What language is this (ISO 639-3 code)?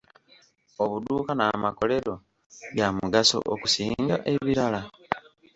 lug